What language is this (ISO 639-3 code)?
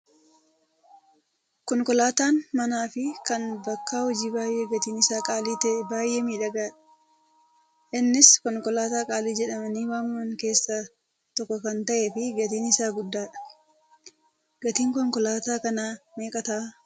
orm